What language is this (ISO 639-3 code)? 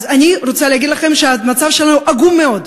heb